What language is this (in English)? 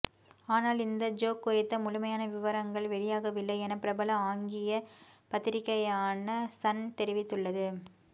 Tamil